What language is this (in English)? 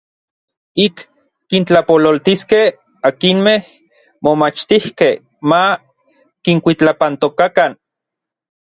Orizaba Nahuatl